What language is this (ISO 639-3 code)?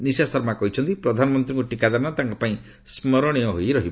ori